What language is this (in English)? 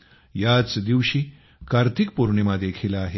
Marathi